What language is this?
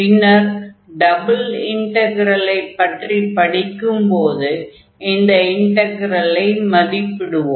Tamil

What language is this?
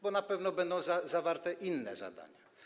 Polish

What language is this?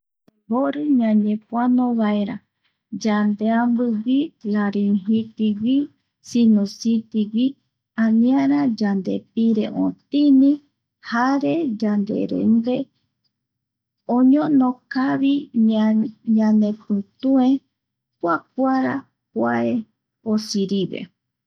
Eastern Bolivian Guaraní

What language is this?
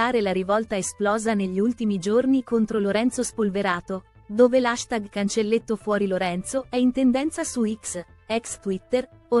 Italian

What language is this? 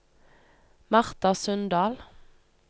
Norwegian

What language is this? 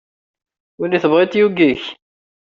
Kabyle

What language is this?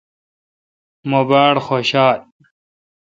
Kalkoti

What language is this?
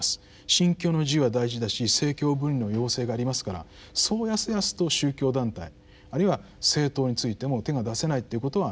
Japanese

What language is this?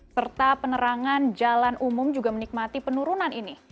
Indonesian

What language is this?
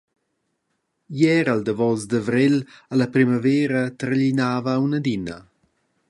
Romansh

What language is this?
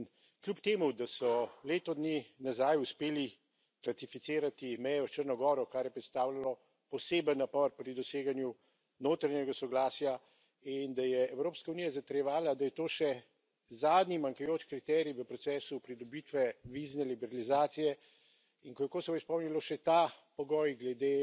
Slovenian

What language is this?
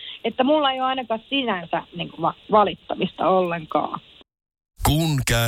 Finnish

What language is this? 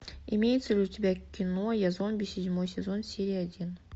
Russian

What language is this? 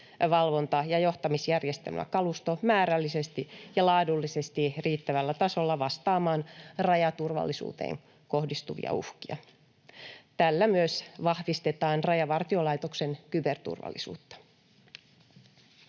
Finnish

